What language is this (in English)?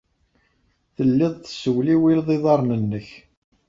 Kabyle